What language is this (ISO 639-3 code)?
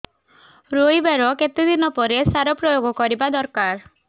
ori